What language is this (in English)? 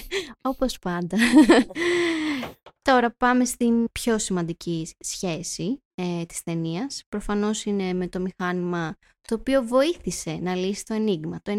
Greek